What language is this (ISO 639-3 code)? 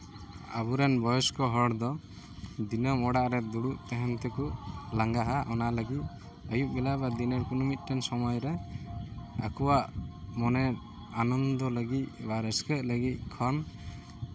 sat